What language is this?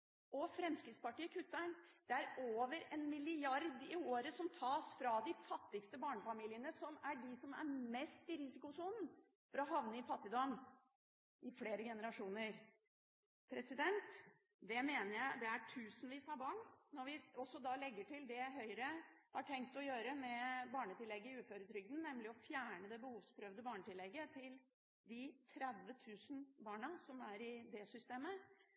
Norwegian Bokmål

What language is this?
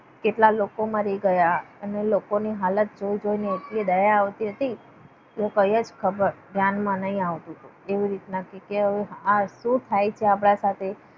Gujarati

